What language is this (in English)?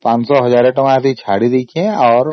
Odia